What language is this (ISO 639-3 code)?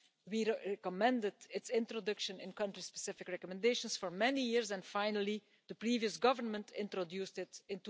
eng